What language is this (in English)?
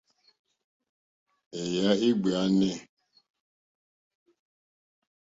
Mokpwe